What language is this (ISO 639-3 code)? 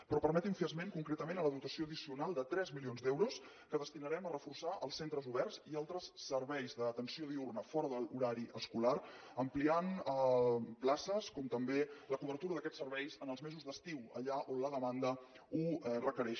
cat